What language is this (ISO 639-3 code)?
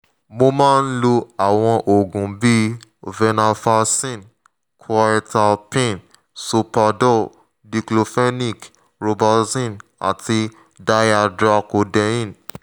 yor